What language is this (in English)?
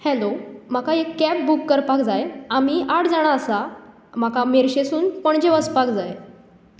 Konkani